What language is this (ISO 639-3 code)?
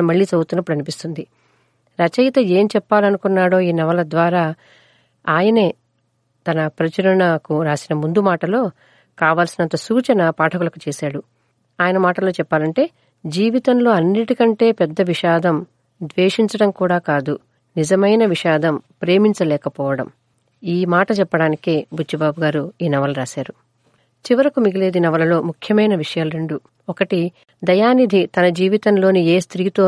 tel